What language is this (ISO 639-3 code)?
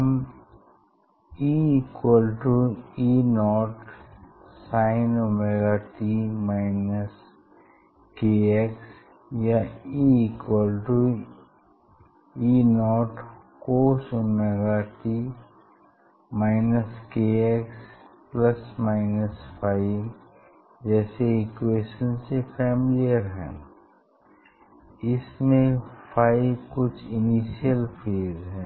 hin